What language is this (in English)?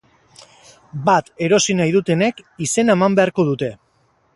Basque